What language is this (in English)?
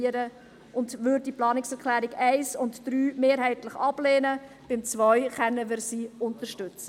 Swiss German